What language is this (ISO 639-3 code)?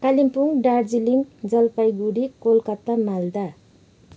nep